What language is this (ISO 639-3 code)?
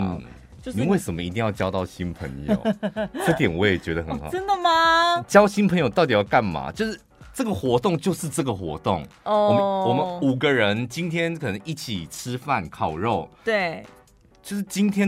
zho